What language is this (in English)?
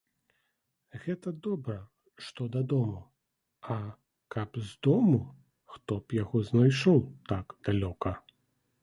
Belarusian